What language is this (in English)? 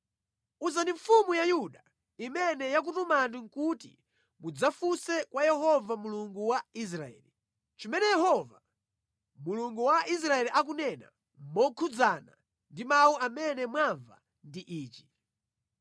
Nyanja